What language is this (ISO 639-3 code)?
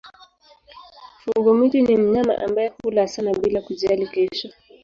swa